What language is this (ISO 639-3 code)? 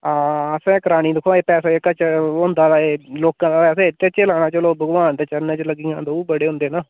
doi